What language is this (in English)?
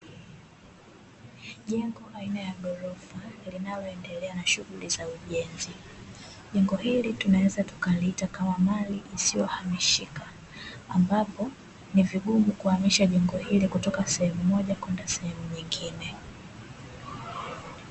Swahili